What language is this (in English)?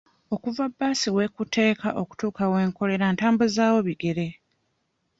Ganda